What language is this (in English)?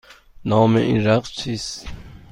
Persian